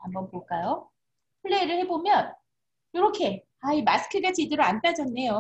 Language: Korean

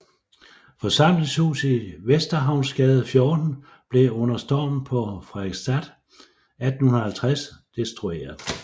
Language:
Danish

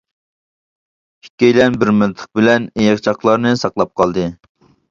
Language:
Uyghur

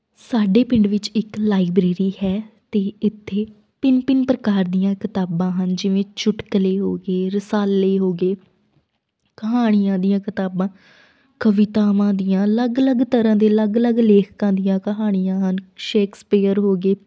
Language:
Punjabi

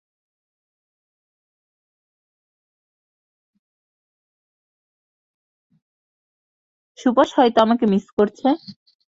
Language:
Bangla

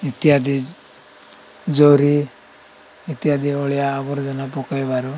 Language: Odia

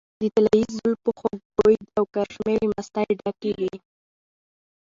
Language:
Pashto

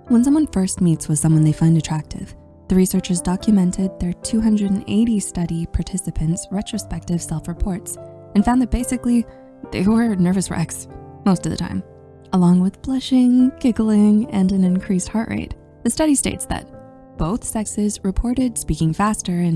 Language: English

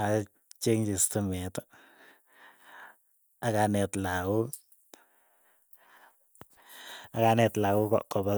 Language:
Keiyo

